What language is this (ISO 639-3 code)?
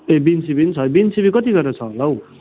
nep